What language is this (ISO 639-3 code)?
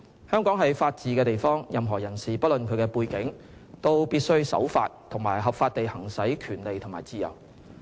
yue